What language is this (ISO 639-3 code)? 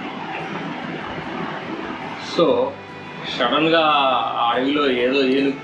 eng